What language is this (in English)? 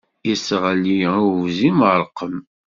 Kabyle